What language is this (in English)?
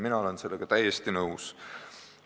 Estonian